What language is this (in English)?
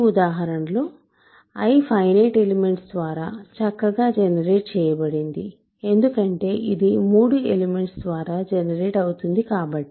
Telugu